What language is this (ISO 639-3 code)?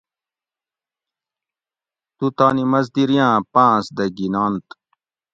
gwc